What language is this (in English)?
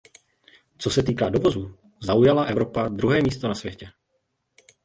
Czech